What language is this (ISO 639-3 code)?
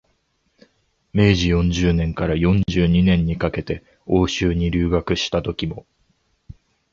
jpn